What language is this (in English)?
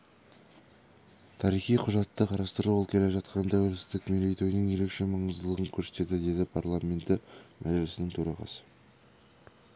Kazakh